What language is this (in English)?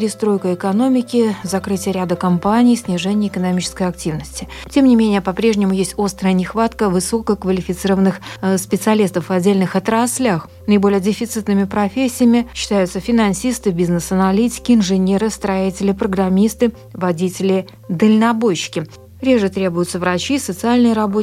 Russian